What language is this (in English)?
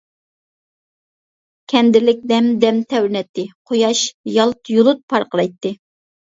Uyghur